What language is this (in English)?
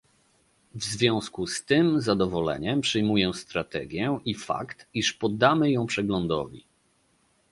Polish